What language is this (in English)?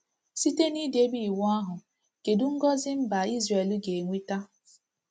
Igbo